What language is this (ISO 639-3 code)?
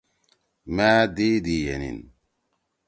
trw